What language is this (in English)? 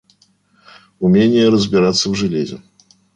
Russian